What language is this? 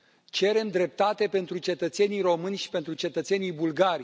Romanian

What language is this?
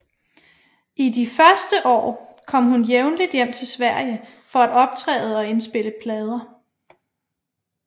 Danish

